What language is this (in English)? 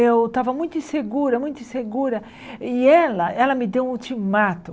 Portuguese